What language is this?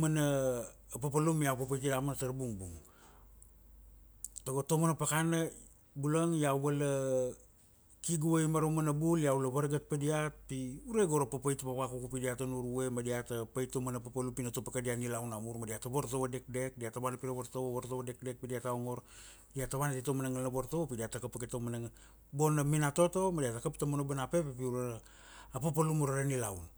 Kuanua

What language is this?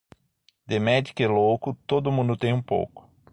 Portuguese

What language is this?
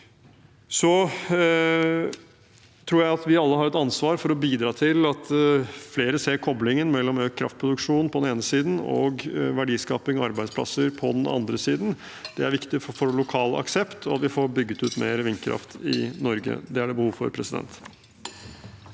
Norwegian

